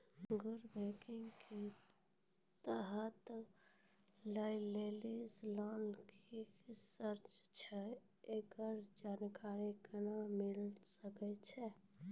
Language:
Maithili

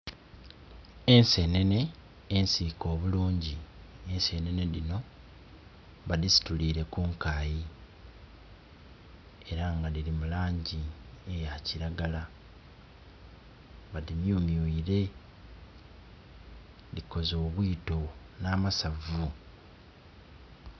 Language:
Soga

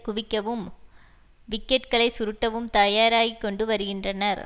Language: Tamil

